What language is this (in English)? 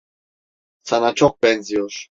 Turkish